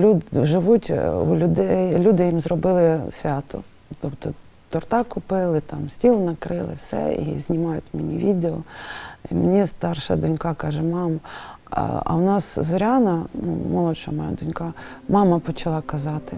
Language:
Ukrainian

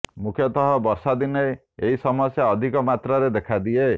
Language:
Odia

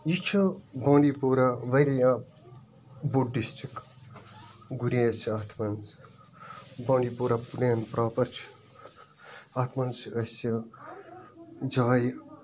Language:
Kashmiri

